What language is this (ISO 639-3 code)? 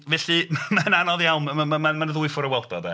cym